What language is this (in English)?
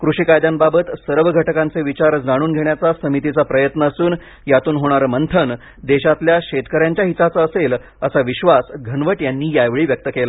Marathi